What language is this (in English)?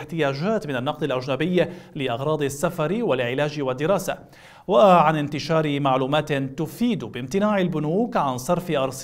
Arabic